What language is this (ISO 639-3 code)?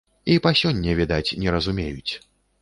bel